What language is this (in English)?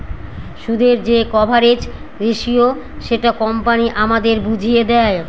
Bangla